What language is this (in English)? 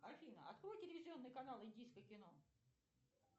Russian